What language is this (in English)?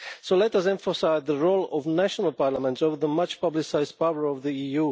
English